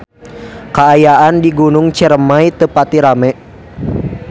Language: Sundanese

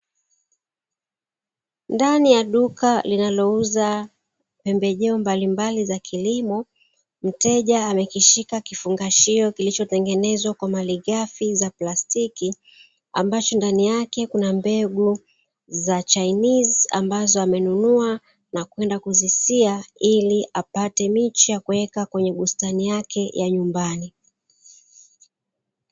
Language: Swahili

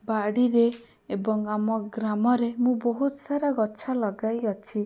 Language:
Odia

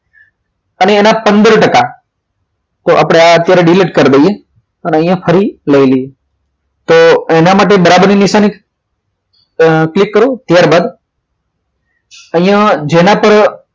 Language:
Gujarati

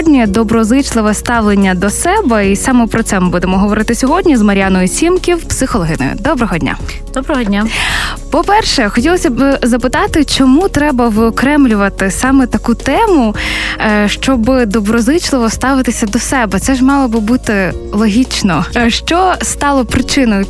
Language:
Ukrainian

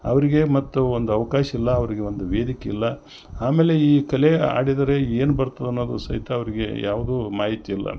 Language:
Kannada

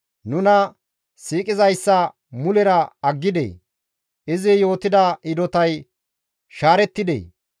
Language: Gamo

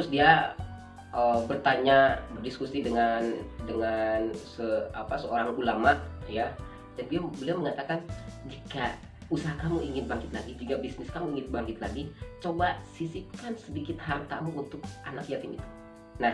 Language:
Indonesian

